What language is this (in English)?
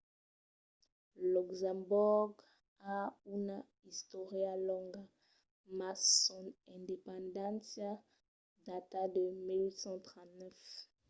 Occitan